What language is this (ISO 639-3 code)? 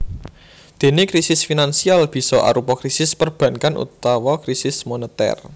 jav